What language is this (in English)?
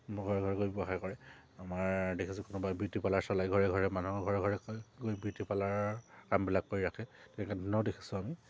Assamese